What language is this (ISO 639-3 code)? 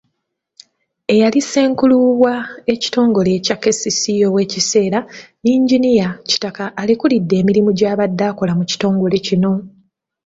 lug